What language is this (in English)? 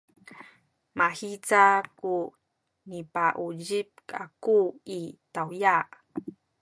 Sakizaya